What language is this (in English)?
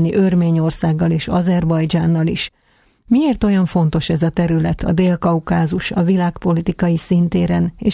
Hungarian